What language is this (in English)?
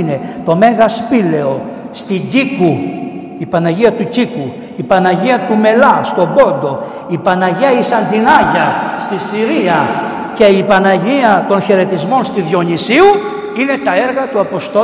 Greek